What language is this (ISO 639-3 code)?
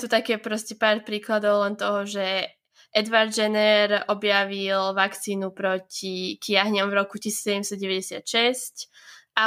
slk